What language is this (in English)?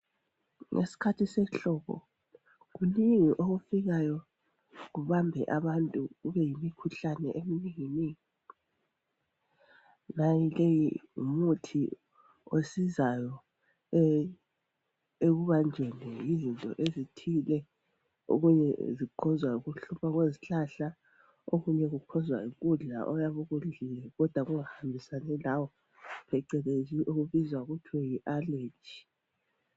North Ndebele